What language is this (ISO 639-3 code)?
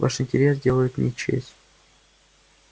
rus